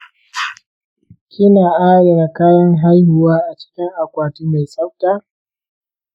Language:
Hausa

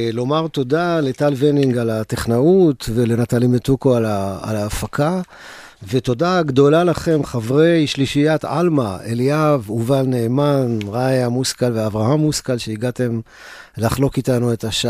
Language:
Hebrew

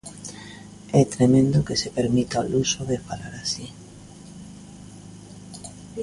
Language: Galician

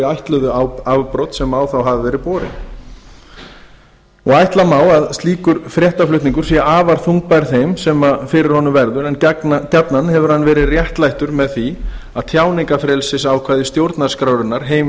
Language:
Icelandic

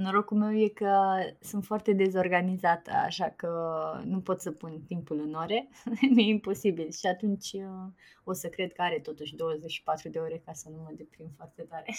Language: Romanian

